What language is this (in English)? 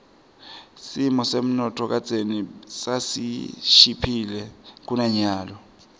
Swati